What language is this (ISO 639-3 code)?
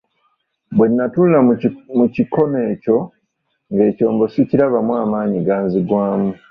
lug